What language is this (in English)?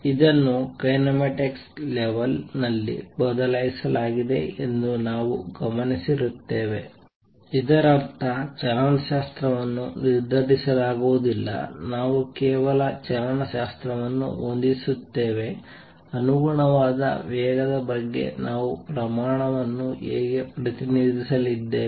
Kannada